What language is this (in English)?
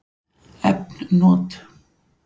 Icelandic